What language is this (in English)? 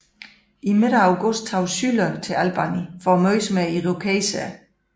Danish